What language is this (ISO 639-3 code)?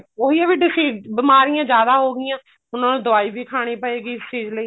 pan